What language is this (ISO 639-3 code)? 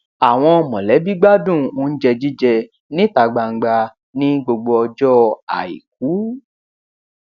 yor